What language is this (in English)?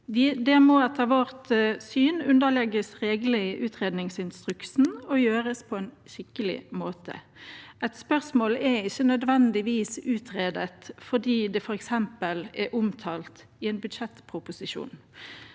Norwegian